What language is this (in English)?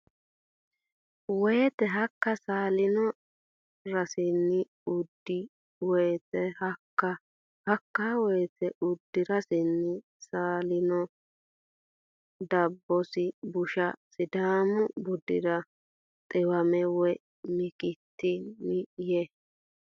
Sidamo